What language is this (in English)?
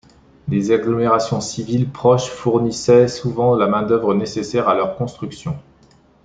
French